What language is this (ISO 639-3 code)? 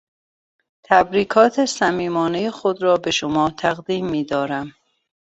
fas